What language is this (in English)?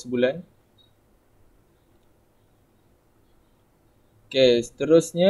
Malay